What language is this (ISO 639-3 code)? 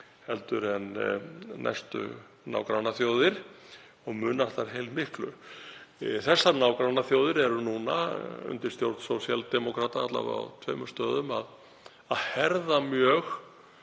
isl